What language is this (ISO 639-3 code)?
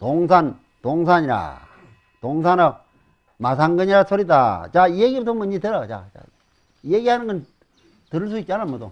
kor